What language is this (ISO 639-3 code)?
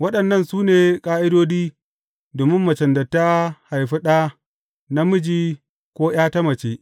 hau